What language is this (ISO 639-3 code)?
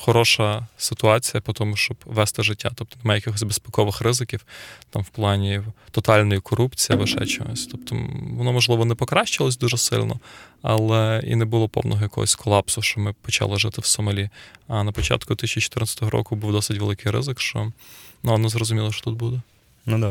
ukr